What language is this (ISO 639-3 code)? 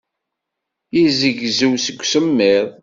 kab